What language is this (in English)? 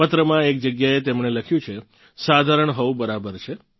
Gujarati